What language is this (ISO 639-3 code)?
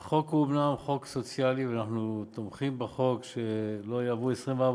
heb